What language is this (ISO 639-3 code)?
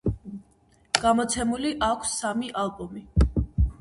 kat